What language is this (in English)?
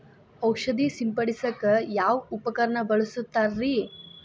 Kannada